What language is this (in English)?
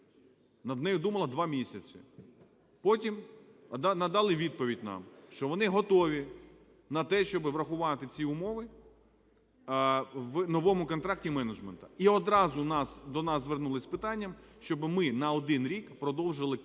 Ukrainian